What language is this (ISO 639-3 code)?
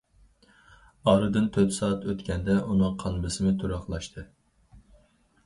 uig